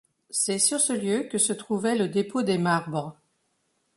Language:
French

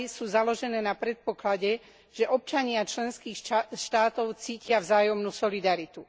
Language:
Slovak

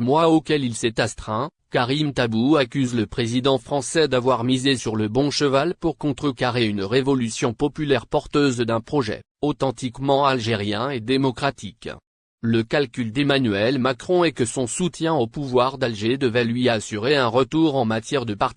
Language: French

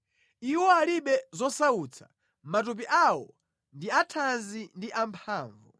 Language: Nyanja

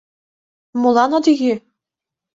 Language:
Mari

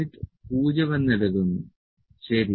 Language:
Malayalam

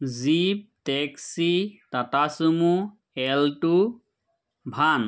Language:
Assamese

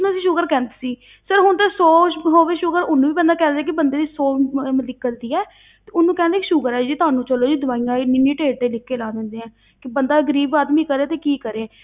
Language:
Punjabi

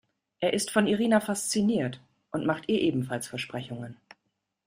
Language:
German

